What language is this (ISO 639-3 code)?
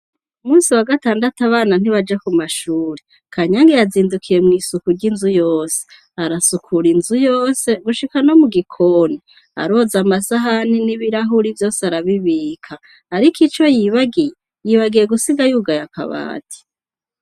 run